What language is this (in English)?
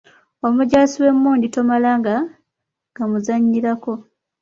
Ganda